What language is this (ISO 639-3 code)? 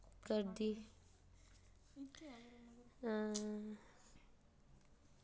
doi